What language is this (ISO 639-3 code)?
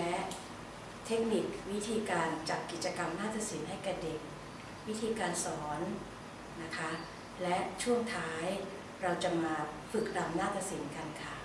tha